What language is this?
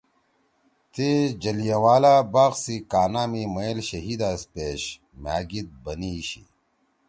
Torwali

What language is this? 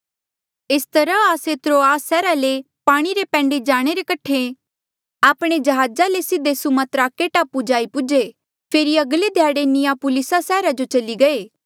Mandeali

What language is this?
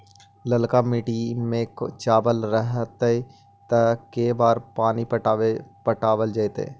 Magahi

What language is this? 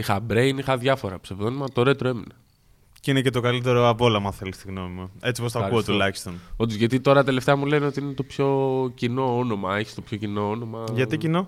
Greek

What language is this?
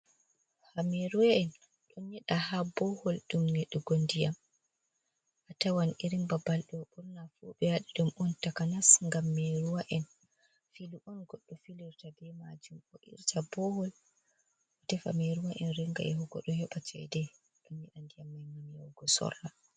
Fula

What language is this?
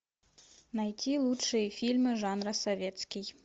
Russian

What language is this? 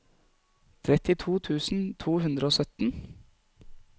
Norwegian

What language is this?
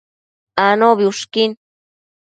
Matsés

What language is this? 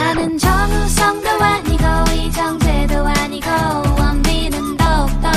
Korean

